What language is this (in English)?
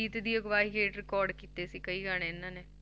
Punjabi